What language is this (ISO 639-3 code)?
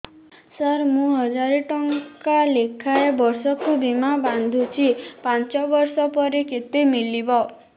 ori